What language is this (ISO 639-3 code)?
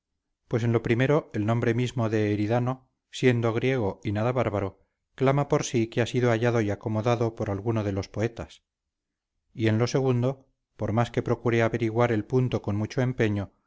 spa